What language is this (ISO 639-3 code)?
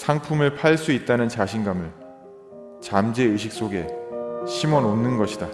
kor